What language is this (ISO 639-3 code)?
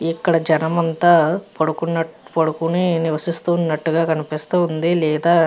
tel